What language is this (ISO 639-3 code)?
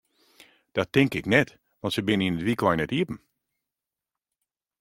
fry